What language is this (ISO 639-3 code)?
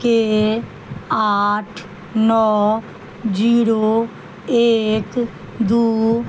mai